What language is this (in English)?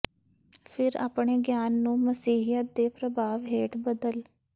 Punjabi